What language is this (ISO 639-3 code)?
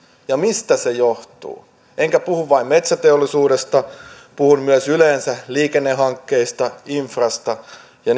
fin